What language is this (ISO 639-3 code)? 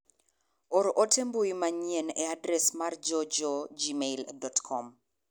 luo